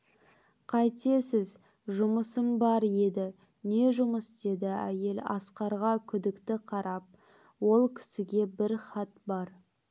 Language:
Kazakh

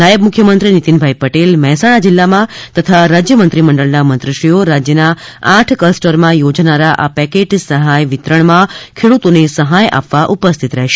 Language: Gujarati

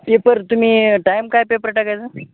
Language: Marathi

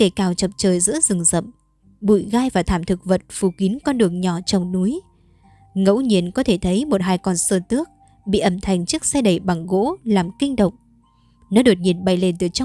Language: Vietnamese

